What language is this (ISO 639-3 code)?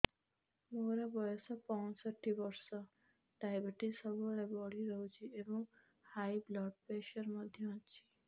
ori